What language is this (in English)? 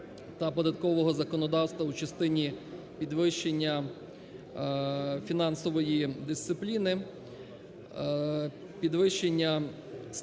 Ukrainian